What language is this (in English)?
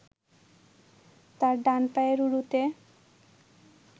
Bangla